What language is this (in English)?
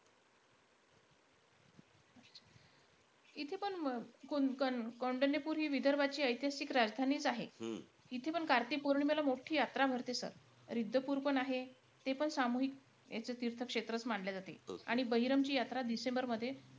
Marathi